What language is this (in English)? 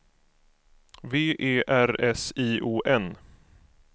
Swedish